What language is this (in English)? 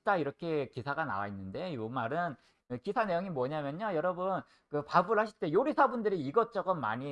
Korean